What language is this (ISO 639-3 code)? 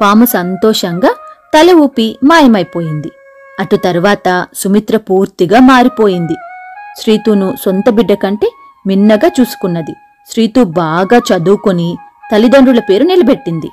tel